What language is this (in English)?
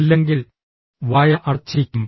Malayalam